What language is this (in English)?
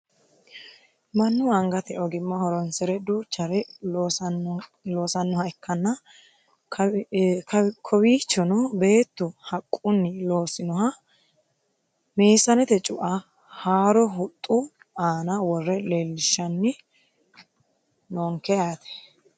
Sidamo